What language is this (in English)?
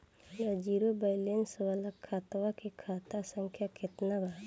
Bhojpuri